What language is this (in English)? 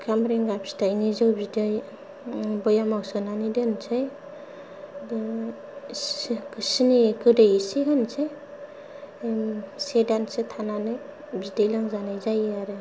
Bodo